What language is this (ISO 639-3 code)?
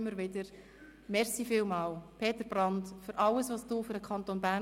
gsw